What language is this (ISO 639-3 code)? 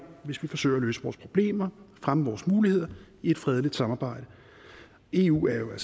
dan